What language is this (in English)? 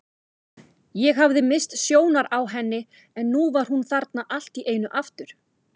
Icelandic